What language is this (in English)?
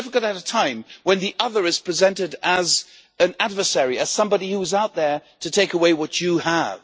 English